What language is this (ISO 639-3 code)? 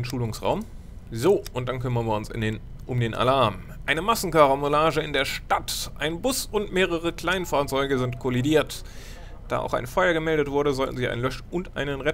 deu